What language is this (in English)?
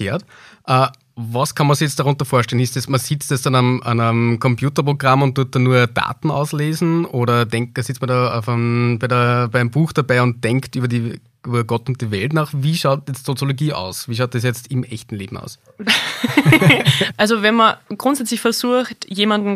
German